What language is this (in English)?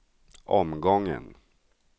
Swedish